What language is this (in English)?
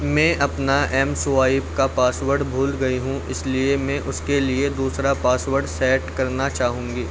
Urdu